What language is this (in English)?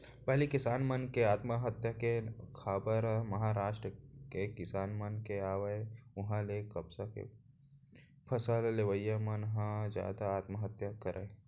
Chhattisgarhi